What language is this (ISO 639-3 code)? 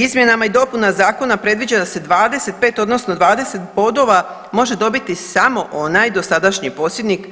hrv